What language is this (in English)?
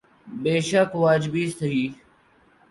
Urdu